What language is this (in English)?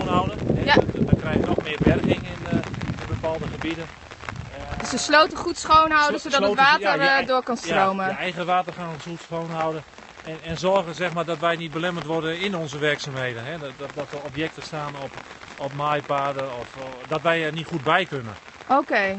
Dutch